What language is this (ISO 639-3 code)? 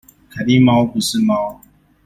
zho